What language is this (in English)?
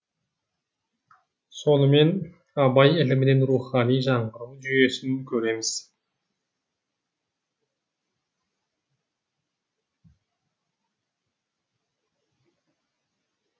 Kazakh